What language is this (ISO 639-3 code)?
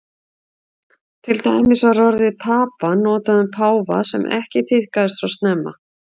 isl